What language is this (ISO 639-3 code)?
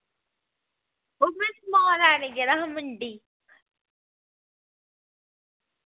doi